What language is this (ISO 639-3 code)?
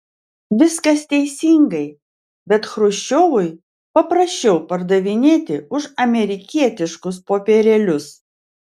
lit